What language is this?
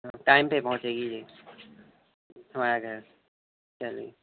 Urdu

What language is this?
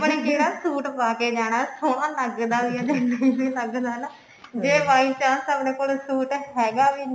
Punjabi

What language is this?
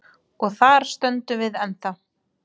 Icelandic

